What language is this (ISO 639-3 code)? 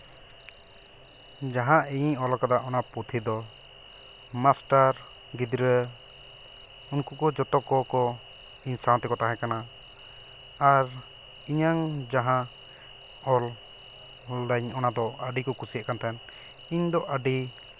sat